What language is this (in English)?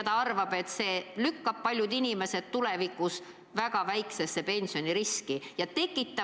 Estonian